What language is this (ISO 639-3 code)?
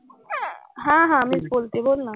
mar